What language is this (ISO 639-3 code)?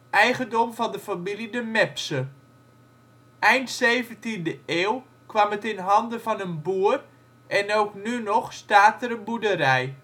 nld